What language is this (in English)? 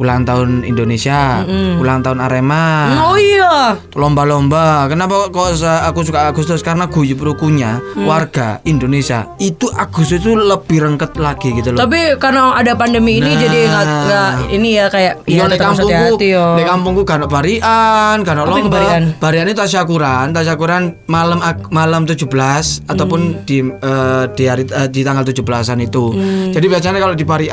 Indonesian